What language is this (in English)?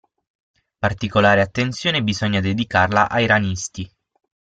Italian